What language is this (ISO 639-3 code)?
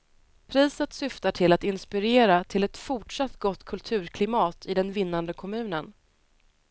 swe